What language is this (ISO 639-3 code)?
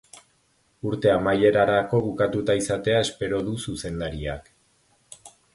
eus